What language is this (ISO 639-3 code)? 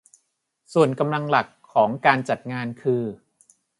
tha